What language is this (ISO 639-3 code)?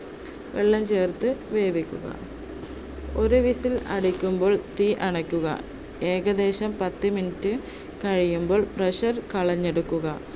mal